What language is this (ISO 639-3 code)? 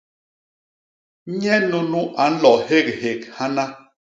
bas